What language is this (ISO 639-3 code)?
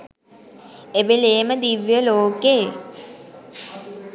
sin